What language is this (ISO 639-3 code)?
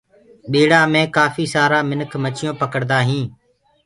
ggg